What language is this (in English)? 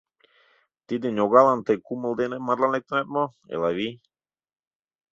Mari